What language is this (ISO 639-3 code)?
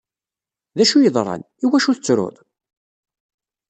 kab